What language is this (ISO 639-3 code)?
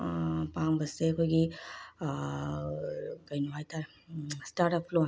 mni